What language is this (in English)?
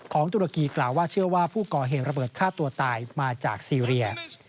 Thai